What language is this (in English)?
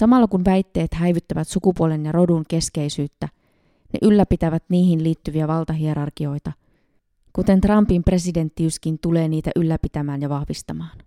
Finnish